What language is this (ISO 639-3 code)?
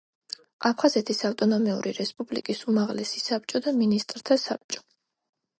kat